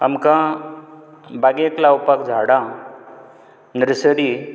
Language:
Konkani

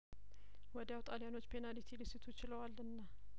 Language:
Amharic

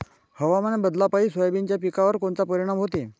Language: Marathi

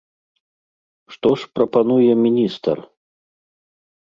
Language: Belarusian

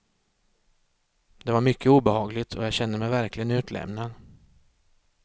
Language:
Swedish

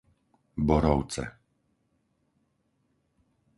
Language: Slovak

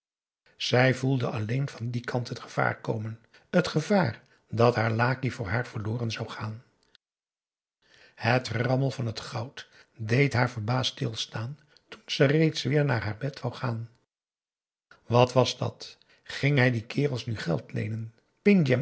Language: Dutch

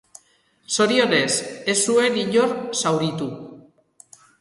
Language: Basque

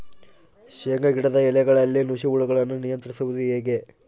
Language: Kannada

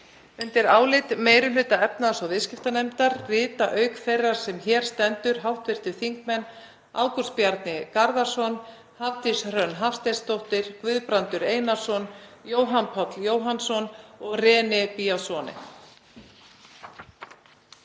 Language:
Icelandic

